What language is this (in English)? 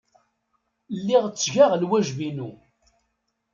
Kabyle